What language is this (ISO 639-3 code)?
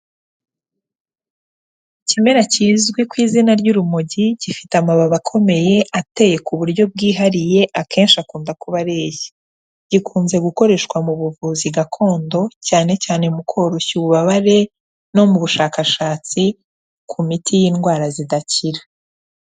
kin